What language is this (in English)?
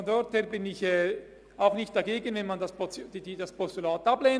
Swiss German